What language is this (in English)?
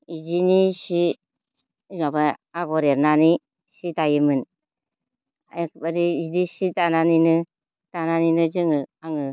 Bodo